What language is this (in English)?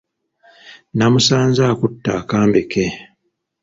Ganda